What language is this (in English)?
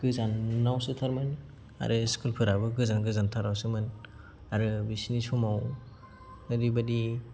Bodo